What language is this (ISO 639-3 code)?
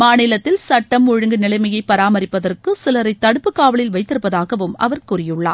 tam